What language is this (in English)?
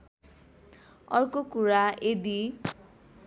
Nepali